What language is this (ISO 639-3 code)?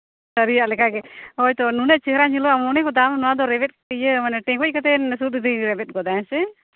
sat